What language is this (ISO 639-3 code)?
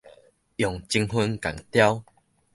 nan